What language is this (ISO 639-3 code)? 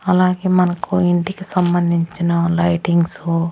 tel